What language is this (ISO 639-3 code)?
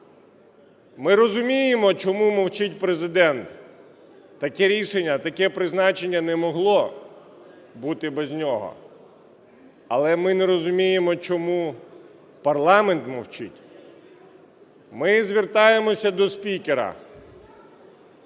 ukr